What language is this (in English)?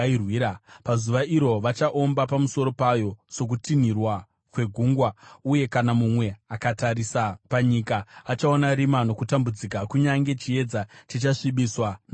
Shona